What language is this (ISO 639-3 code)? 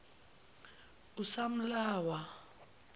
zul